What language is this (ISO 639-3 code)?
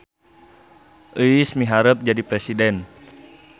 sun